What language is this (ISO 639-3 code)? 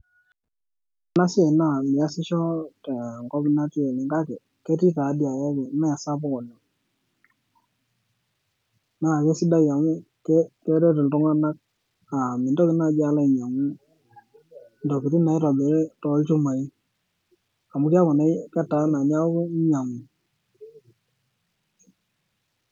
mas